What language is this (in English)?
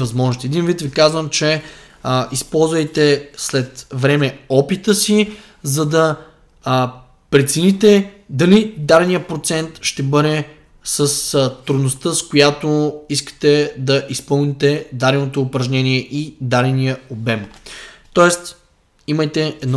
Bulgarian